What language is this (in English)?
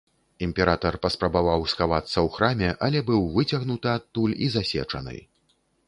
Belarusian